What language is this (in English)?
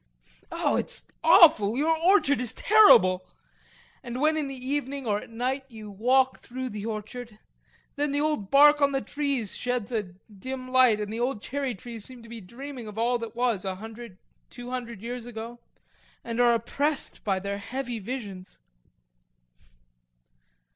English